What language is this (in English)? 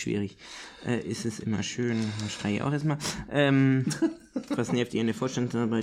German